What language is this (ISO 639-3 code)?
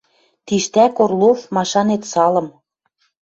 mrj